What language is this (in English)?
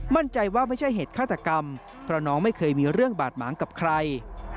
Thai